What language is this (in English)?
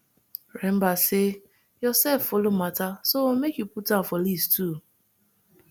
Nigerian Pidgin